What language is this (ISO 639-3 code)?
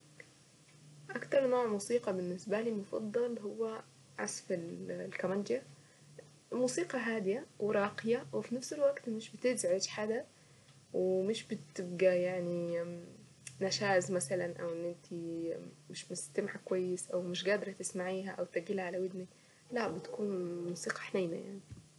aec